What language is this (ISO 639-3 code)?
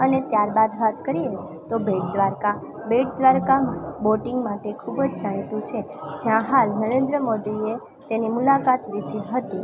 guj